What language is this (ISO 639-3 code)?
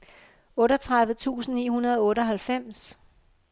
dan